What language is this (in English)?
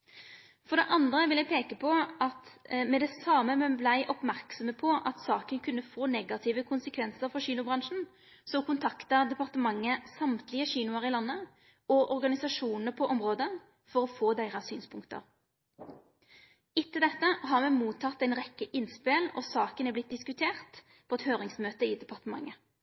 Norwegian Nynorsk